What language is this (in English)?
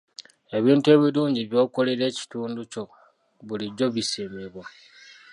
Ganda